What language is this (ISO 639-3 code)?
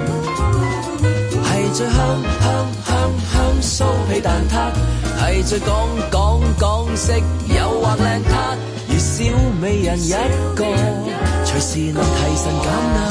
zho